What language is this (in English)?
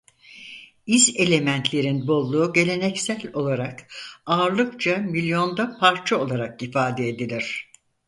Turkish